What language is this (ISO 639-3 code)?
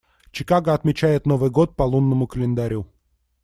rus